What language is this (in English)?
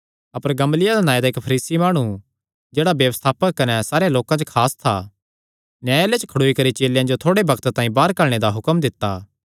Kangri